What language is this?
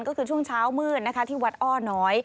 Thai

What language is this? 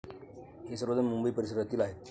Marathi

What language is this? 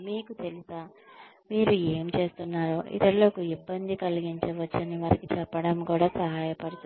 Telugu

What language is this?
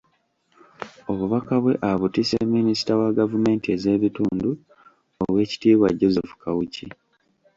Ganda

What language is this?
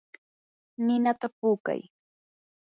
Yanahuanca Pasco Quechua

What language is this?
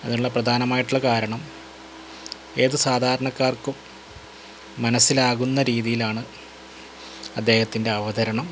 Malayalam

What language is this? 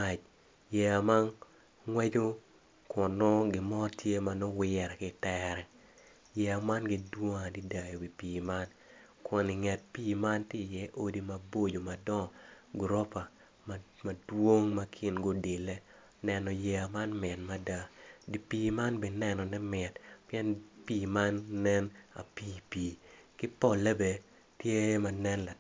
Acoli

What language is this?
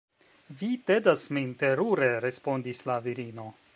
Esperanto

